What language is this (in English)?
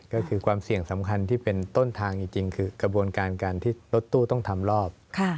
Thai